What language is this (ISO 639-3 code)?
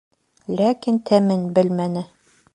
bak